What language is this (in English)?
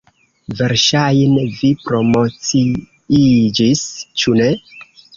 Esperanto